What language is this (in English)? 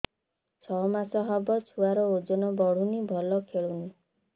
Odia